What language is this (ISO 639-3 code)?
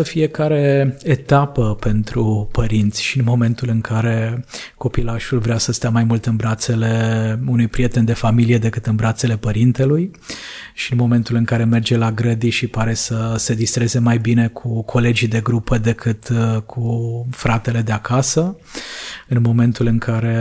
ron